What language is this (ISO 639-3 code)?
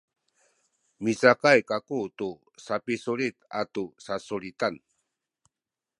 szy